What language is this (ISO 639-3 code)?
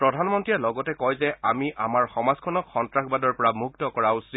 asm